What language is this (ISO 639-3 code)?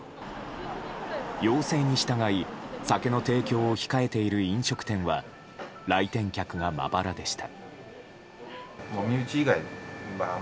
jpn